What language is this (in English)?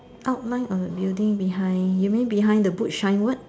English